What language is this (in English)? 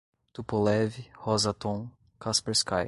Portuguese